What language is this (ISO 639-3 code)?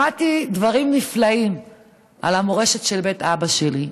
heb